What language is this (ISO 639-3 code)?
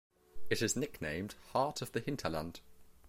eng